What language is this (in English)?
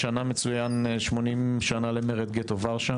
Hebrew